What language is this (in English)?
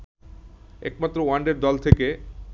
Bangla